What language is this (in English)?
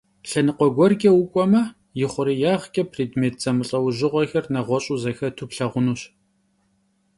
Kabardian